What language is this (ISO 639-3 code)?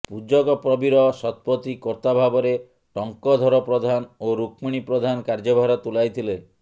ori